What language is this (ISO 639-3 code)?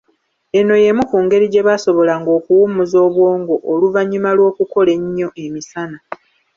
lug